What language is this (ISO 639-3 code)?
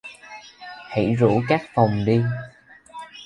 vie